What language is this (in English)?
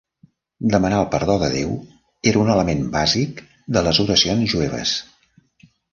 Catalan